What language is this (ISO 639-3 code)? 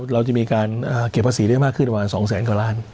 tha